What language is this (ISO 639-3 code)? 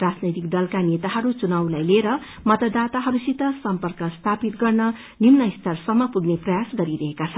nep